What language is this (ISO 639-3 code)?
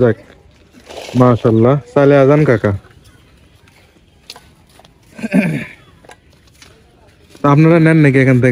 ara